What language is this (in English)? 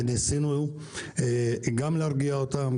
Hebrew